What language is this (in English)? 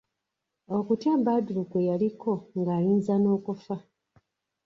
Ganda